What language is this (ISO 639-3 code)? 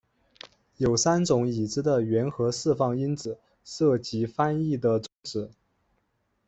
zho